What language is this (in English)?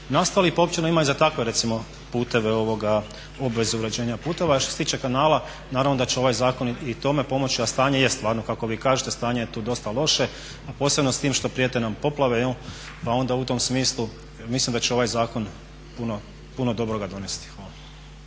Croatian